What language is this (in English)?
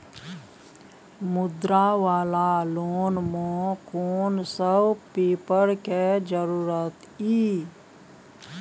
Maithili